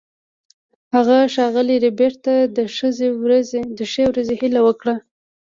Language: Pashto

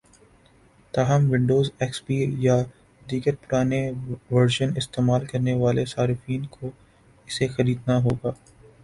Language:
Urdu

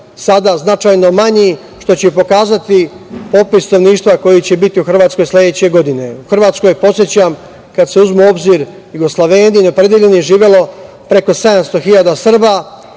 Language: Serbian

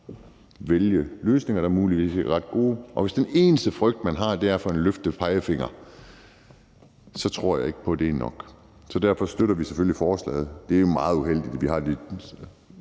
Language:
Danish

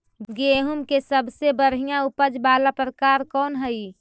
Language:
Magahi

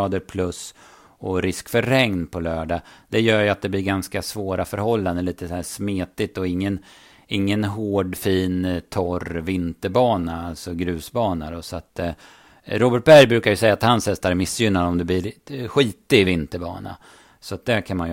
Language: Swedish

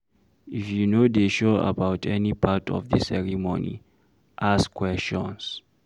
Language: Nigerian Pidgin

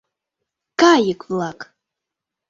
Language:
Mari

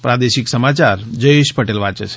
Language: Gujarati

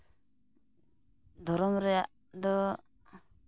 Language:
Santali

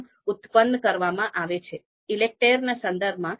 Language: Gujarati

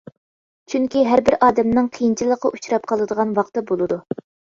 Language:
Uyghur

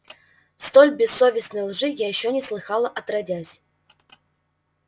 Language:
Russian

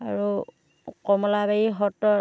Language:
Assamese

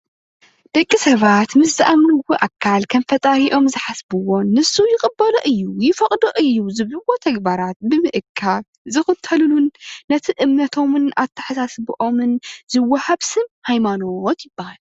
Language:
Tigrinya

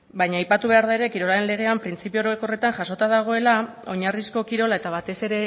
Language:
Basque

